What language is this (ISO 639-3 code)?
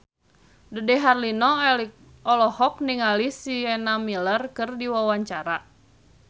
sun